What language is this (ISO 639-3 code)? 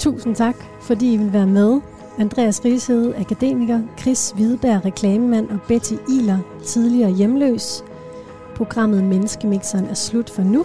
dan